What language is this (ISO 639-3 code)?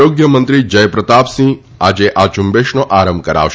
guj